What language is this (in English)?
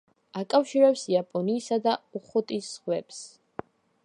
Georgian